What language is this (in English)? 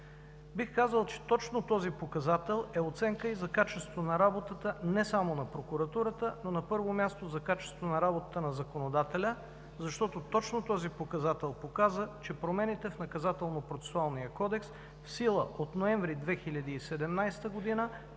Bulgarian